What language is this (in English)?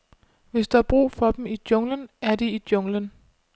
Danish